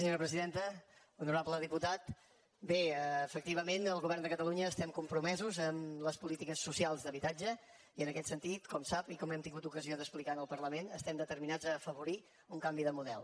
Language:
Catalan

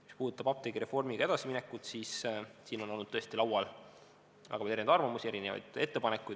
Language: Estonian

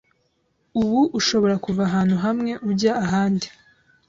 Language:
Kinyarwanda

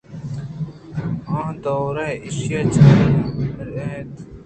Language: Eastern Balochi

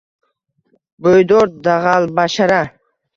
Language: Uzbek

